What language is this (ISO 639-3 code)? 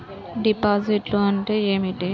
tel